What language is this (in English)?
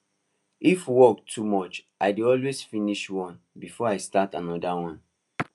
Nigerian Pidgin